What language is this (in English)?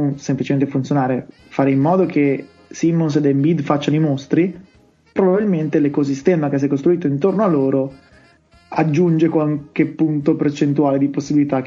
Italian